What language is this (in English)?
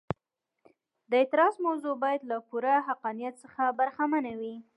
Pashto